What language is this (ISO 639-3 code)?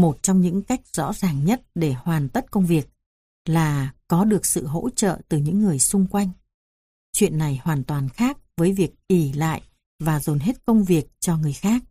vie